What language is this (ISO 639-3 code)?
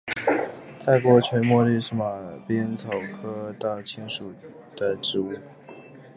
zho